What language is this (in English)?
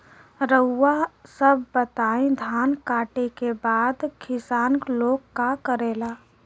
Bhojpuri